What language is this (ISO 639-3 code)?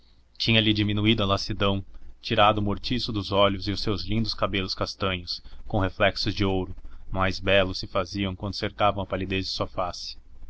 por